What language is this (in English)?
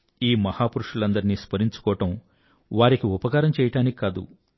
Telugu